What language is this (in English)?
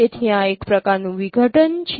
Gujarati